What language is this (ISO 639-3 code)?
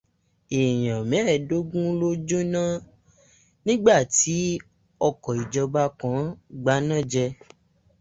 yor